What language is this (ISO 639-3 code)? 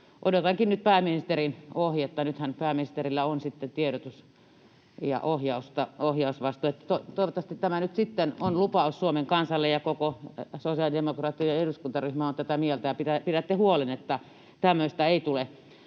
fin